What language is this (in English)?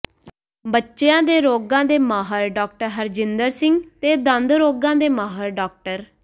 Punjabi